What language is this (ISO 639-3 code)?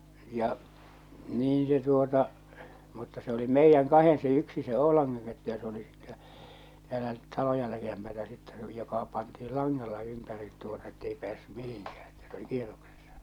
fin